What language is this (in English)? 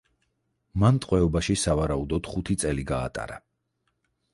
Georgian